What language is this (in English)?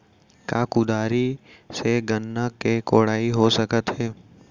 Chhattisgarhi